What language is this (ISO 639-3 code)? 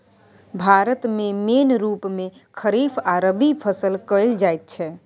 mai